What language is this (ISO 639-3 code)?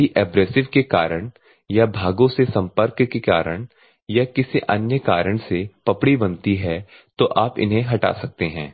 hin